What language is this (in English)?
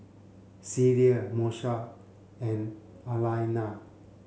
English